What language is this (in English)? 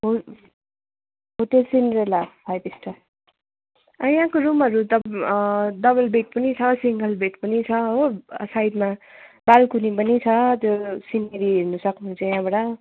Nepali